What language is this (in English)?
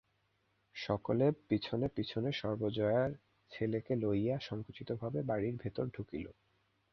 Bangla